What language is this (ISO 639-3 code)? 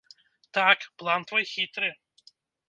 bel